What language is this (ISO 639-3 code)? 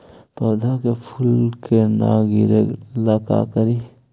mag